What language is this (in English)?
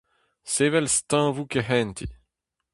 Breton